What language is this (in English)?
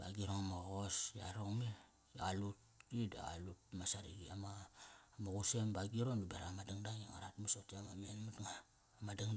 Kairak